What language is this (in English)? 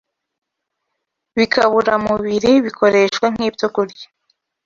Kinyarwanda